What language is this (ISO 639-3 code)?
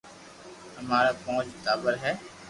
lrk